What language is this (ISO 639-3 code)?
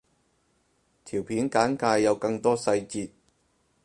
yue